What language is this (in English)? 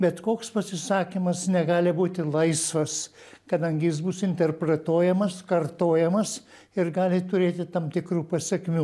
Lithuanian